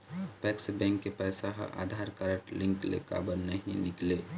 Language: Chhattisgarhi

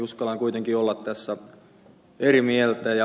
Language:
Finnish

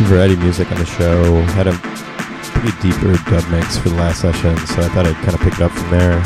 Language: English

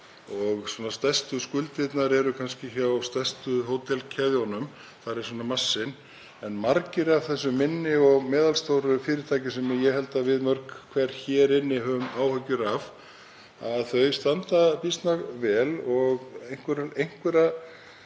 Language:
Icelandic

